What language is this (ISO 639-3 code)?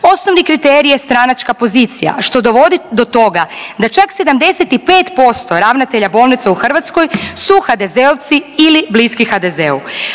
hrv